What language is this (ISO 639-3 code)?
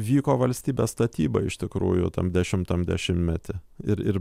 lit